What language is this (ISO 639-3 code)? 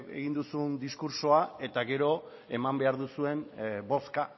eus